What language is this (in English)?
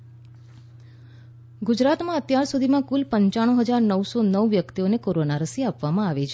Gujarati